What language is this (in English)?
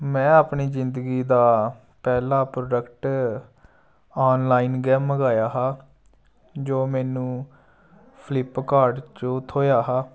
Dogri